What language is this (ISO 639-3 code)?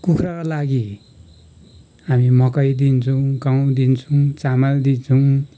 nep